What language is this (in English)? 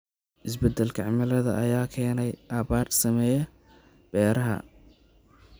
Somali